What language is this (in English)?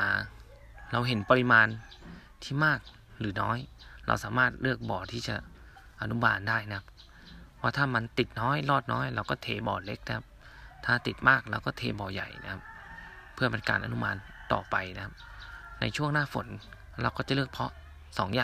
Thai